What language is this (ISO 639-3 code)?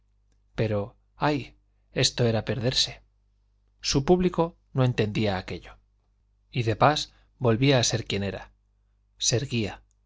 spa